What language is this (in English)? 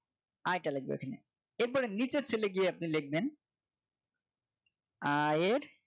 Bangla